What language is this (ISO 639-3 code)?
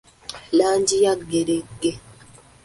lug